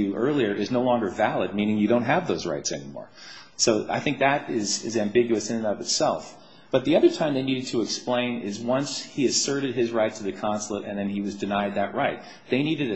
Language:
English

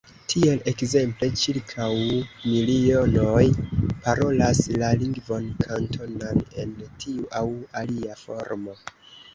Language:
Esperanto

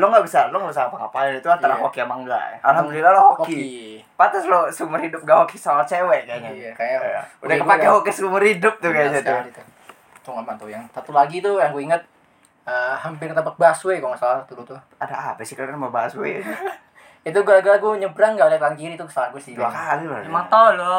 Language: Indonesian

